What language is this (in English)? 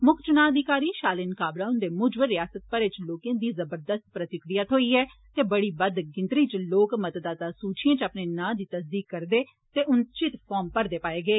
Dogri